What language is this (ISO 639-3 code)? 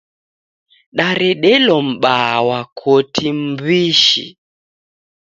dav